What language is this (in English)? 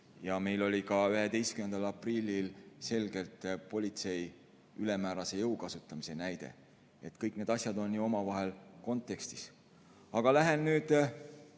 Estonian